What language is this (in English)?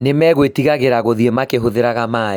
Kikuyu